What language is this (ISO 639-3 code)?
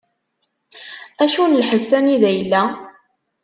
kab